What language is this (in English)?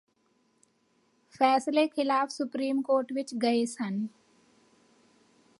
Punjabi